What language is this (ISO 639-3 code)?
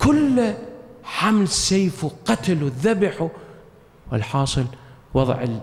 ara